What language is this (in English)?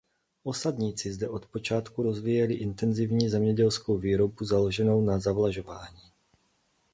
Czech